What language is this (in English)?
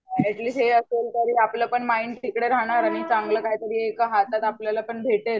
Marathi